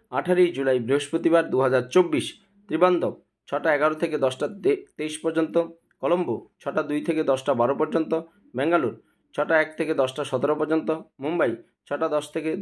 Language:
Bangla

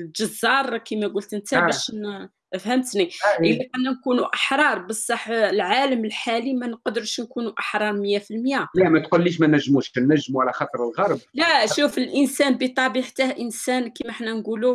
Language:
Arabic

